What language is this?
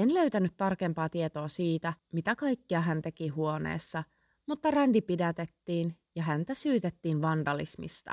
Finnish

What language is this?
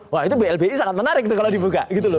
Indonesian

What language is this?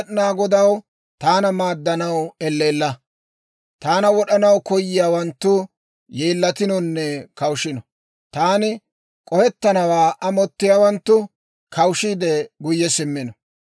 Dawro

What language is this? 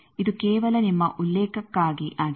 Kannada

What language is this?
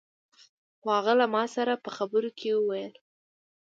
Pashto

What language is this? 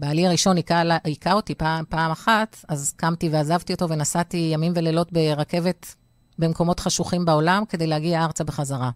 Hebrew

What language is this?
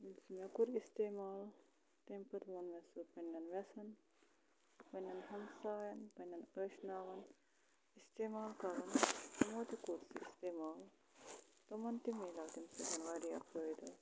Kashmiri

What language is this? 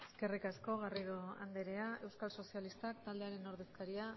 Basque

